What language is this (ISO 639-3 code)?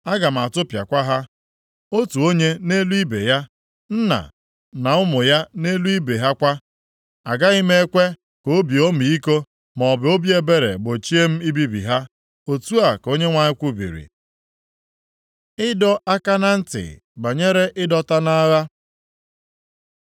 ibo